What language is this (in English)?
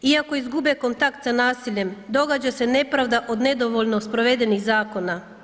Croatian